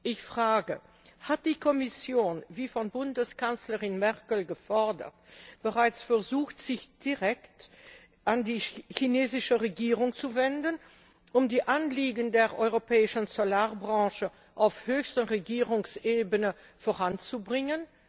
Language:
German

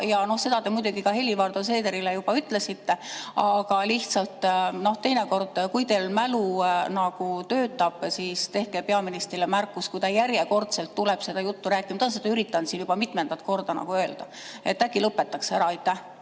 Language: Estonian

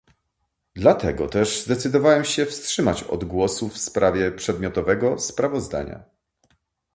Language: Polish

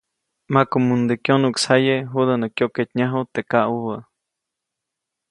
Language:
Copainalá Zoque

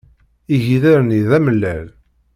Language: Kabyle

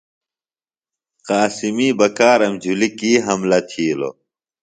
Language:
Phalura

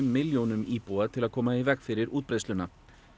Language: Icelandic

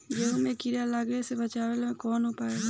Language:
Bhojpuri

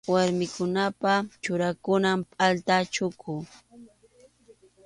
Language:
Arequipa-La Unión Quechua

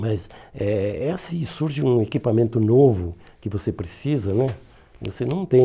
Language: Portuguese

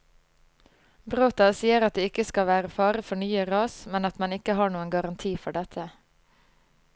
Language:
Norwegian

